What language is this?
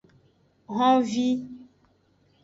Aja (Benin)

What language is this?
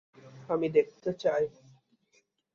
Bangla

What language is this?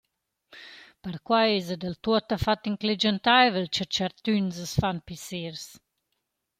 Romansh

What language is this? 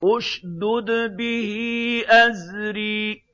Arabic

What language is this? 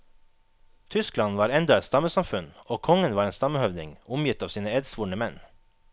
Norwegian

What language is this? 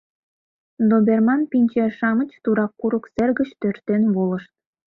Mari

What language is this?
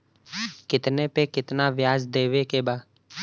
Bhojpuri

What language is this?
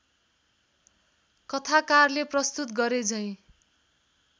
Nepali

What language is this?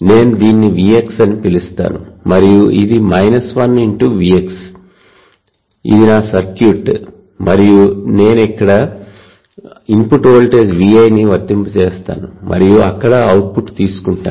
Telugu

